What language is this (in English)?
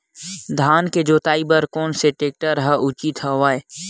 Chhattisgarhi